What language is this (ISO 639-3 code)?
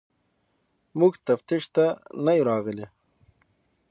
pus